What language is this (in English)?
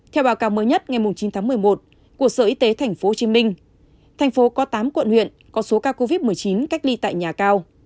Vietnamese